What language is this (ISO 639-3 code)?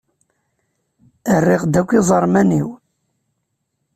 kab